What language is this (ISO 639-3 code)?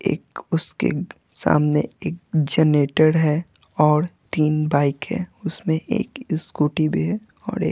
hin